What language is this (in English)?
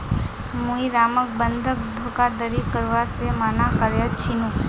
Magahi